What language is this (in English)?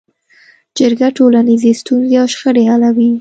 Pashto